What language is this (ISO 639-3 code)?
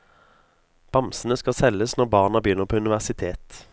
nor